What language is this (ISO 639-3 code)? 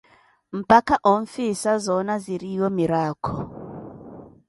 eko